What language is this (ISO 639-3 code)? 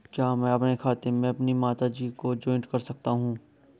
hin